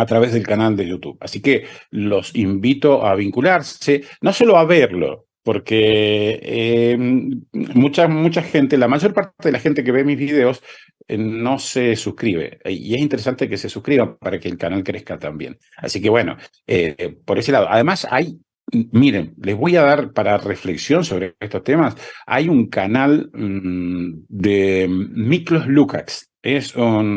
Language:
Spanish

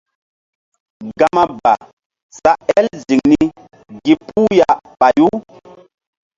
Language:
Mbum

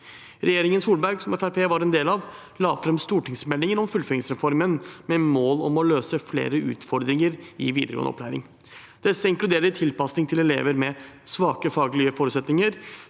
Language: Norwegian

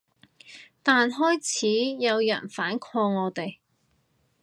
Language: Cantonese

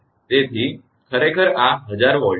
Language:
Gujarati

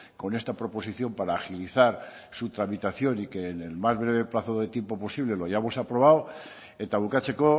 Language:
Spanish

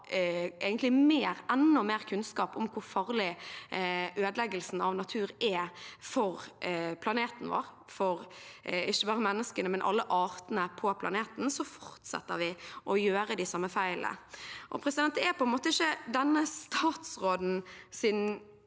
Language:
Norwegian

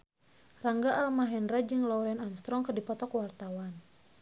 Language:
Sundanese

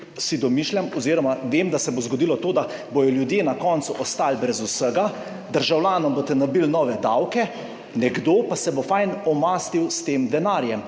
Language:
Slovenian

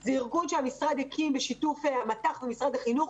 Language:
Hebrew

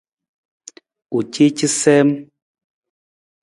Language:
Nawdm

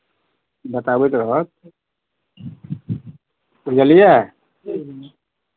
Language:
Maithili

